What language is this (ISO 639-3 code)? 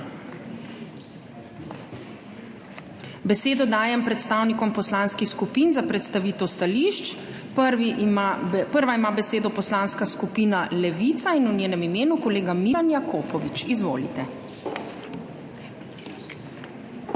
slv